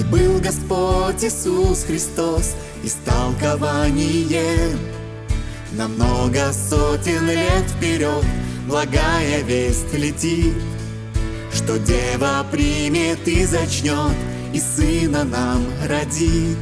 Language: Russian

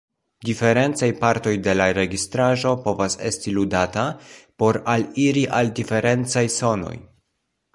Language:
Esperanto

